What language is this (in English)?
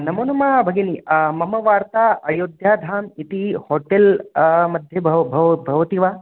Sanskrit